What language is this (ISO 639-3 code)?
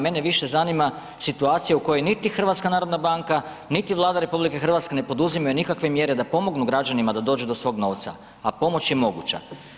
hrv